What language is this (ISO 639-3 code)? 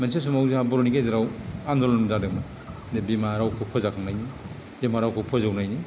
brx